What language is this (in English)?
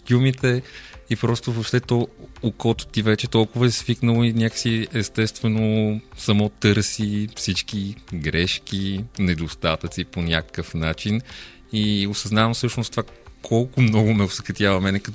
Bulgarian